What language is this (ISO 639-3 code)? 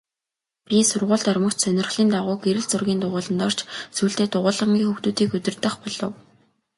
mon